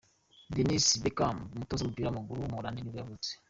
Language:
Kinyarwanda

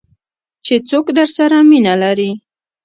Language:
Pashto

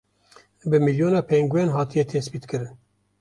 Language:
Kurdish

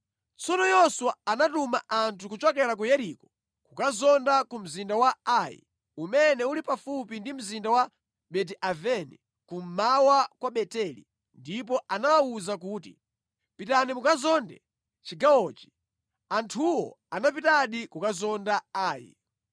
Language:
Nyanja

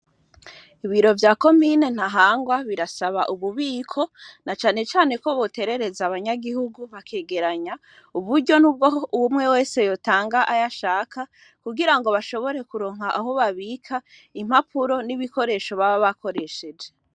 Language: Rundi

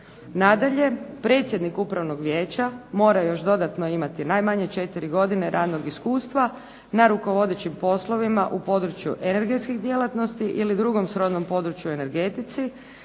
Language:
Croatian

